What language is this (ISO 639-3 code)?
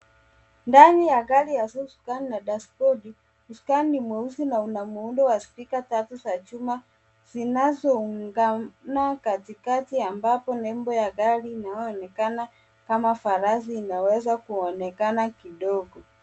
swa